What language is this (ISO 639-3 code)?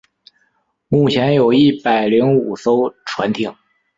zho